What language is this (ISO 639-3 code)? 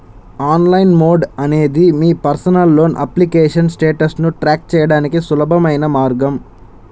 tel